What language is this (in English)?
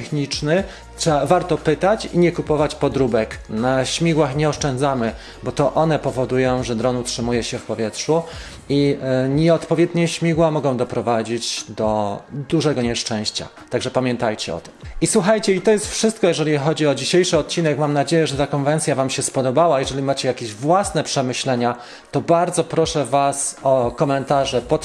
Polish